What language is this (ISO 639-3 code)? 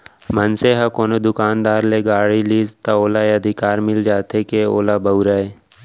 hne